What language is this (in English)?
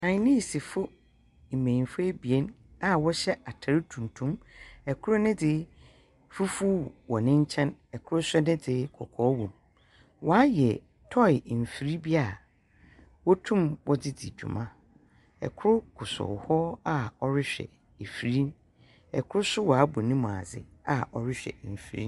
Akan